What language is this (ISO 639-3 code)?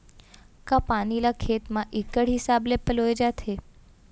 hne